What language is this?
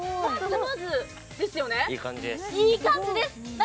Japanese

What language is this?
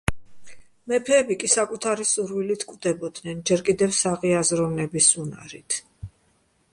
Georgian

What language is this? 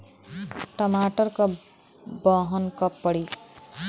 Bhojpuri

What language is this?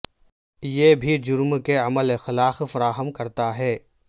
Urdu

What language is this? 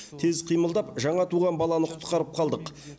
Kazakh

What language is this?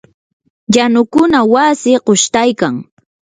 Yanahuanca Pasco Quechua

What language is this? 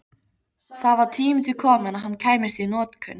Icelandic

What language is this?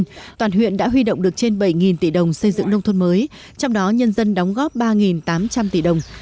Vietnamese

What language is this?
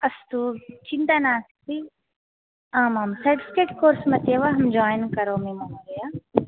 Sanskrit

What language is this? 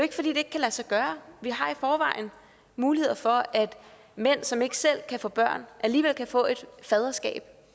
Danish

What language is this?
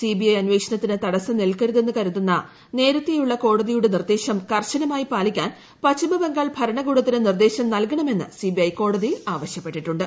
Malayalam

